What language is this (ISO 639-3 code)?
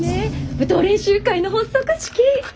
jpn